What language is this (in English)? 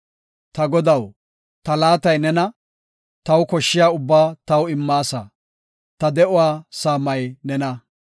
Gofa